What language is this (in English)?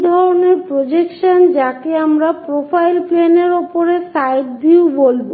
Bangla